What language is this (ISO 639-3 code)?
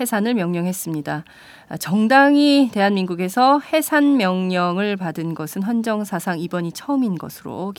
kor